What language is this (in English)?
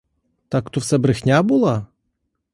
Ukrainian